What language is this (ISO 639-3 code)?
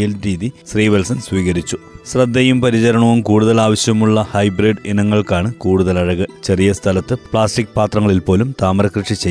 mal